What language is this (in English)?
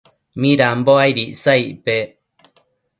Matsés